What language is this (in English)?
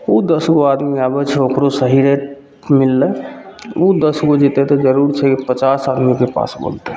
Maithili